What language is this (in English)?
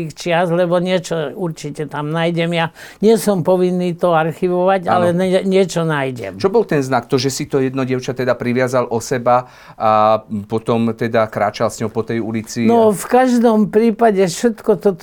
Slovak